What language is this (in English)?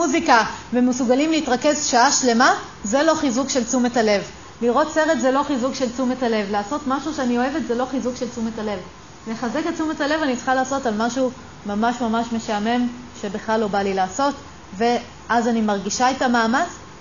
Hebrew